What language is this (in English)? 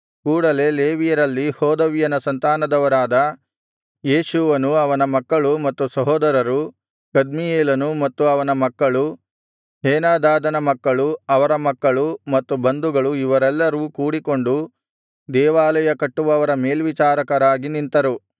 Kannada